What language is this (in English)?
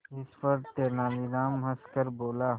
Hindi